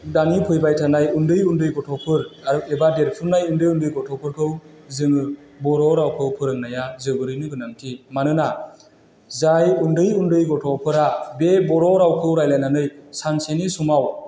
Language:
Bodo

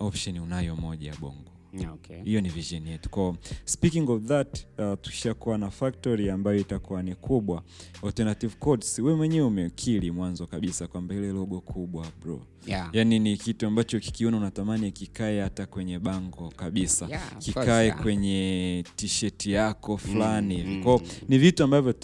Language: Swahili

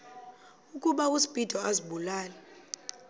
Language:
Xhosa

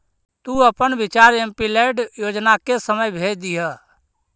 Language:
Magahi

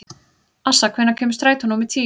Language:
Icelandic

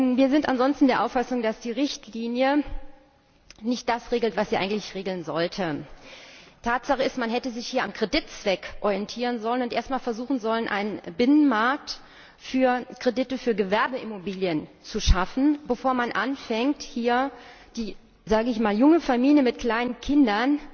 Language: German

